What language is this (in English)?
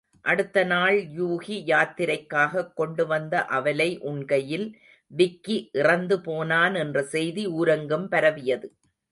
Tamil